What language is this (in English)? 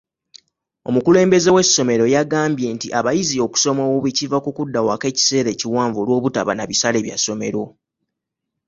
Ganda